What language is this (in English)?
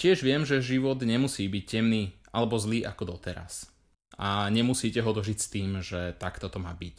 Slovak